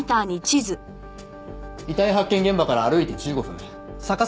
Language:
Japanese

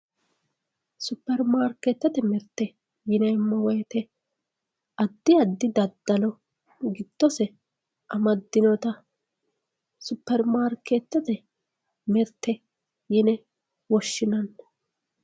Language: Sidamo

